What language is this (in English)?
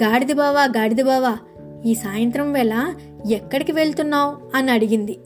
Telugu